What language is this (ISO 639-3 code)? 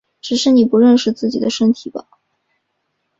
zho